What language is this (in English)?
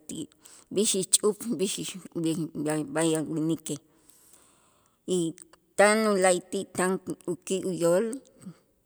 Itzá